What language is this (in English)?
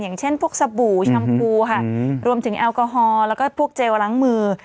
Thai